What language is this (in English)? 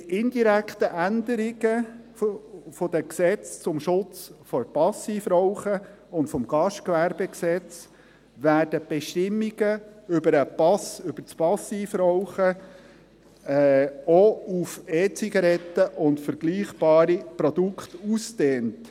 Swiss German